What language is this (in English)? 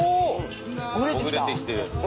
Japanese